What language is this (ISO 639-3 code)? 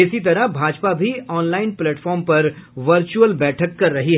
hin